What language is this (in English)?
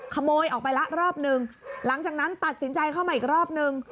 Thai